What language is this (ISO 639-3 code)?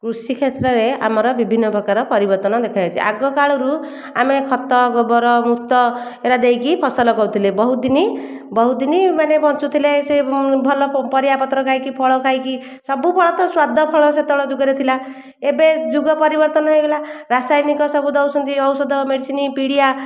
ori